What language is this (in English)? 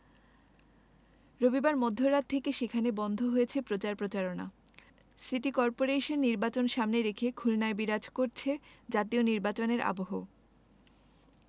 Bangla